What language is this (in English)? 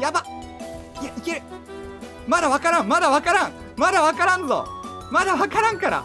Japanese